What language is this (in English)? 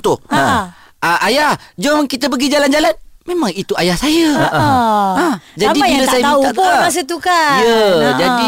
Malay